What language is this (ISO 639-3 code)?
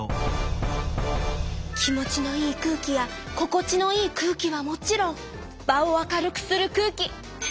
jpn